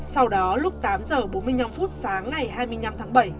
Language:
Vietnamese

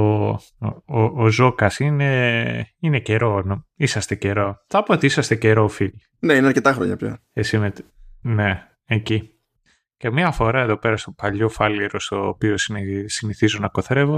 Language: Greek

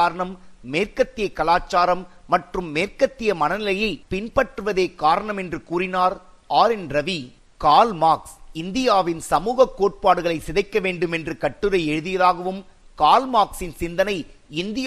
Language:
Tamil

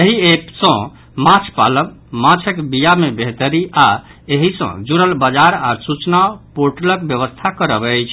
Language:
Maithili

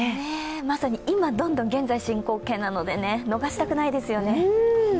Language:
Japanese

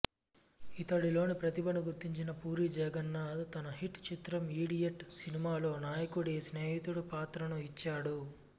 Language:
Telugu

